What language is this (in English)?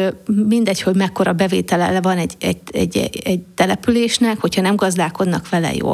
Hungarian